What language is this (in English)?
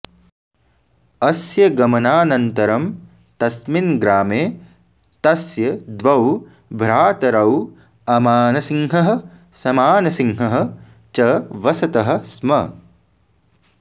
Sanskrit